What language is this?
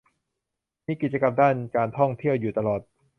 Thai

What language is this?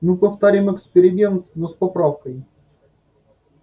Russian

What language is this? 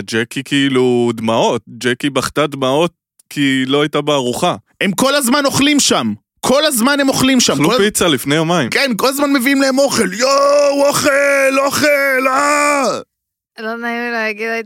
Hebrew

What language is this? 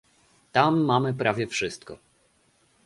Polish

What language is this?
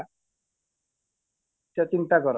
Odia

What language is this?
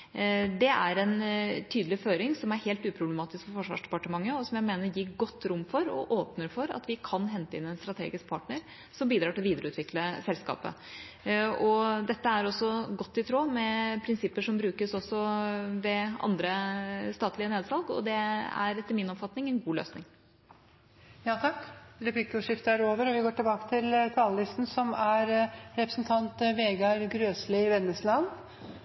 Norwegian Bokmål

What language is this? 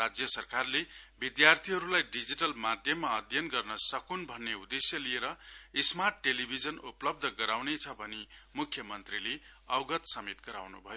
Nepali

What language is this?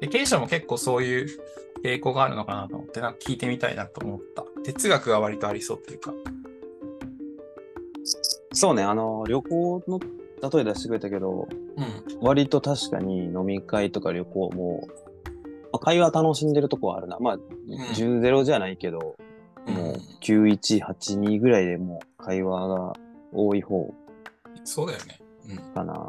Japanese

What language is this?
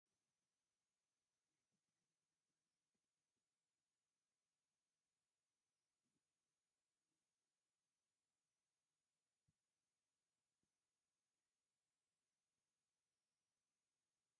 Tigrinya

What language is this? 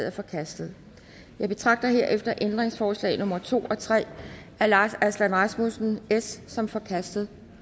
Danish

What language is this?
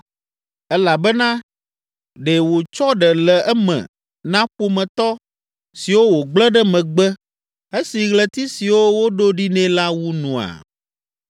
Ewe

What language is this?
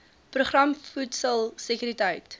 Afrikaans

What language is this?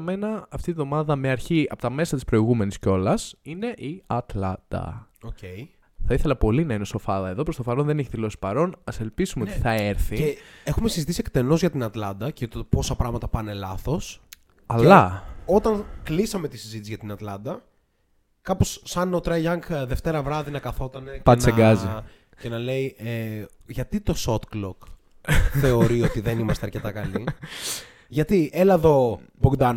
Greek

